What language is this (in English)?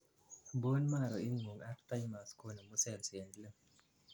Kalenjin